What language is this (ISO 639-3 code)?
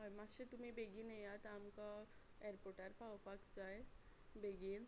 kok